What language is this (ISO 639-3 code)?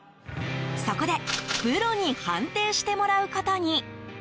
jpn